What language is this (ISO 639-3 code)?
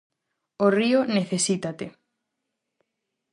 glg